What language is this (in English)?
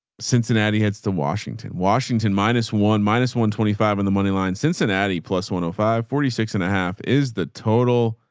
English